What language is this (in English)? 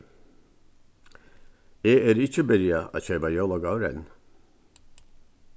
Faroese